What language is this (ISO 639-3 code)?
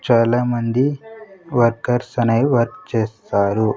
tel